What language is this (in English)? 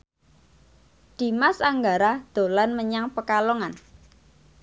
Javanese